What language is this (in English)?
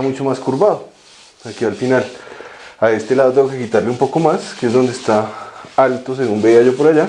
Spanish